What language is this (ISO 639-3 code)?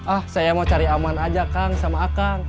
ind